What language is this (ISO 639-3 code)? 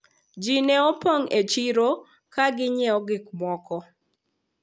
luo